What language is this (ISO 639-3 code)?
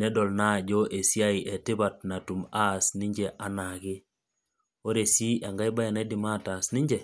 mas